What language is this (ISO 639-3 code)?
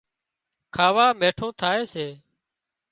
kxp